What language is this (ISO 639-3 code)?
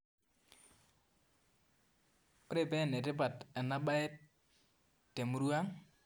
mas